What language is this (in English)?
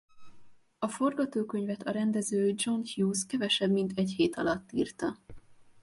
Hungarian